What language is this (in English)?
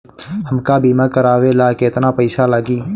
Bhojpuri